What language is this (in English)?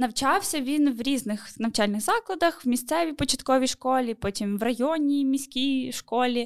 Ukrainian